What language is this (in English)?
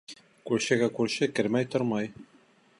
Bashkir